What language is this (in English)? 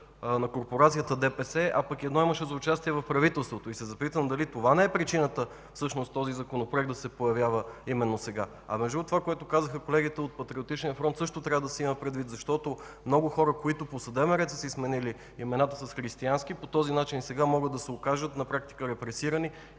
Bulgarian